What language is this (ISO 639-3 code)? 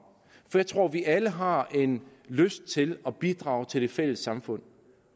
dan